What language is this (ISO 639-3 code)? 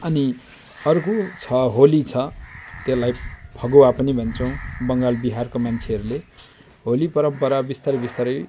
nep